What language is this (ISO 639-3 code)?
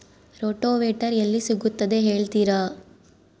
kan